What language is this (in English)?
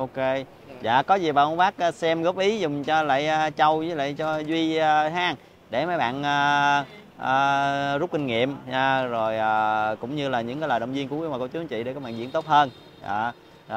Vietnamese